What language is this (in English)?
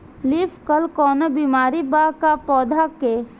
Bhojpuri